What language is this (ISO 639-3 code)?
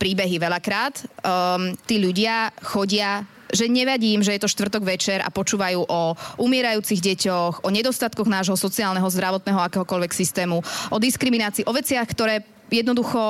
slk